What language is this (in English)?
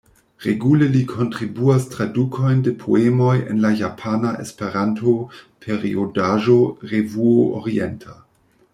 Esperanto